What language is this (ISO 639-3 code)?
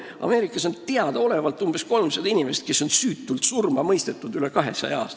est